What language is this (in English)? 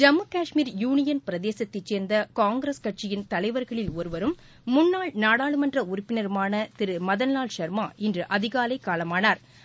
Tamil